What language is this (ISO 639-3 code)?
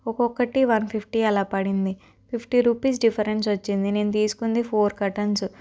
tel